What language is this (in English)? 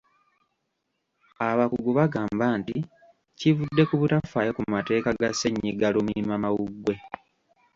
Ganda